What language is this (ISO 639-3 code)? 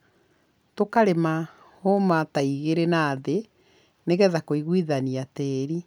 kik